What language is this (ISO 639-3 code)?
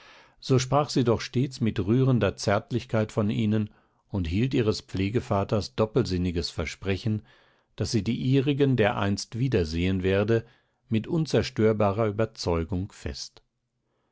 deu